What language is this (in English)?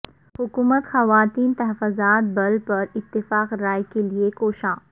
Urdu